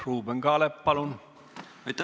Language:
Estonian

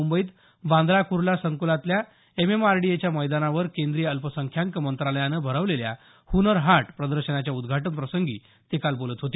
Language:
Marathi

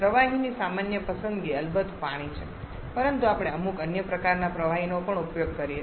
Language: Gujarati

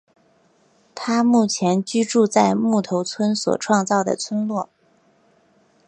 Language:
Chinese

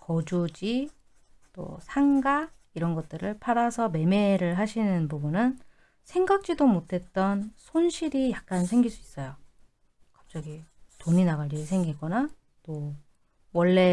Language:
Korean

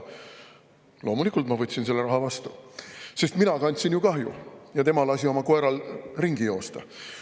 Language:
Estonian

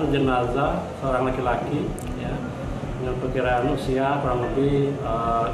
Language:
Indonesian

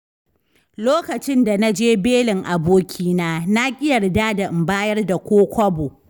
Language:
Hausa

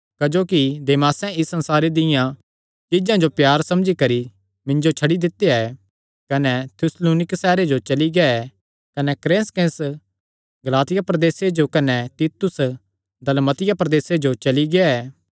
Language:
Kangri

